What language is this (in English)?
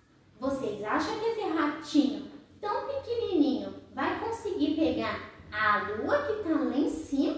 Portuguese